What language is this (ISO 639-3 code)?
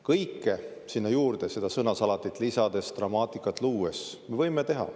est